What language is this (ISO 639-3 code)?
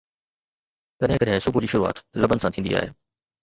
snd